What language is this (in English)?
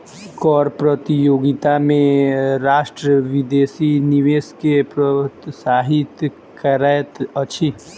Maithili